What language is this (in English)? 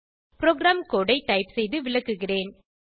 Tamil